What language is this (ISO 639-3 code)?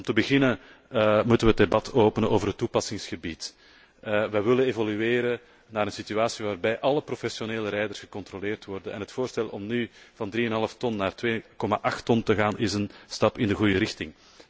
nld